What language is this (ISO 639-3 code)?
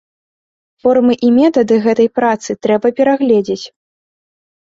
bel